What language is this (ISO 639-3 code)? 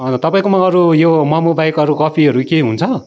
nep